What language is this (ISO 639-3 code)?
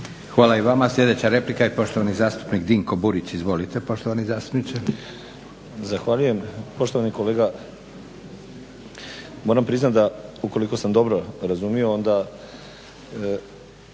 hrv